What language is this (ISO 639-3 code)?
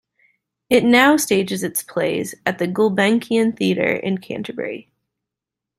eng